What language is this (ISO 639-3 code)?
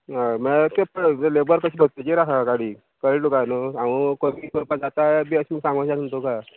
kok